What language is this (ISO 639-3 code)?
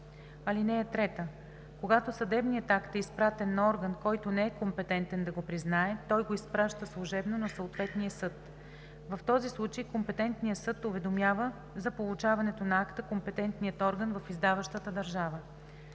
bul